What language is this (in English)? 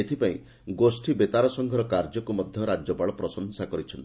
Odia